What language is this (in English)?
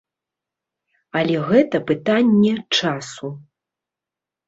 Belarusian